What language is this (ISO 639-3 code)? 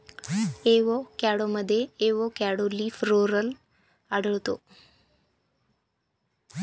mar